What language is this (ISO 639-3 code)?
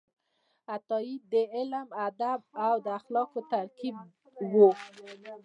pus